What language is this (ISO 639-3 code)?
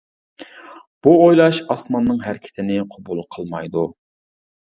uig